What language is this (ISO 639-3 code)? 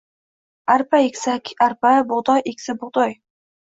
uzb